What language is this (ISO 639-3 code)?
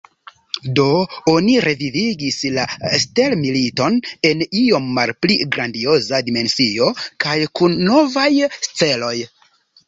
epo